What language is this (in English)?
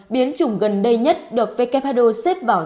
Vietnamese